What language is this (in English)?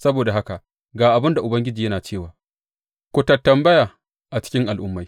Hausa